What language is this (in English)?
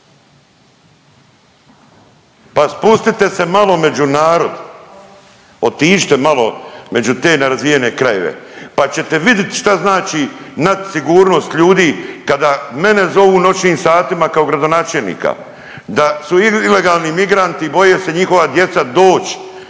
Croatian